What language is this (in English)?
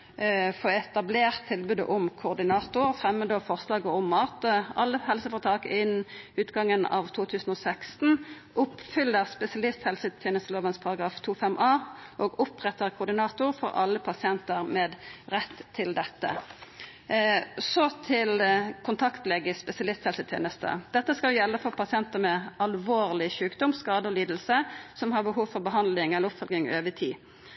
Norwegian Nynorsk